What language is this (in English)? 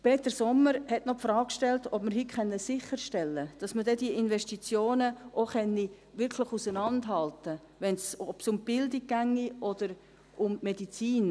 Swiss German